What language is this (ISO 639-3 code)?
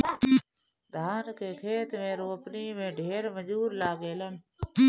bho